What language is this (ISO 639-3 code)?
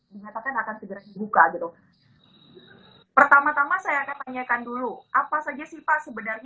ind